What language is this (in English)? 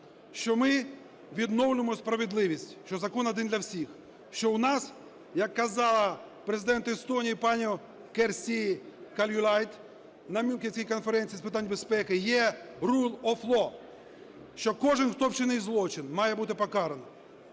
Ukrainian